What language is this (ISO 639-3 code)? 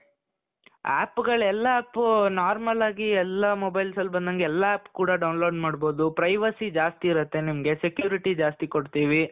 kan